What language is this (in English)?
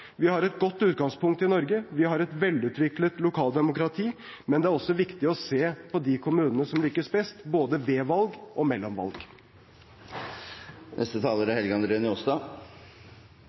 Norwegian